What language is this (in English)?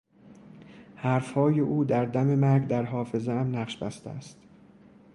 Persian